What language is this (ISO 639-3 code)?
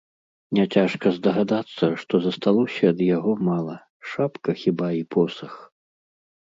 bel